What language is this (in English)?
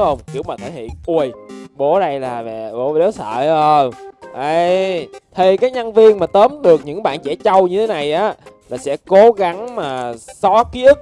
Vietnamese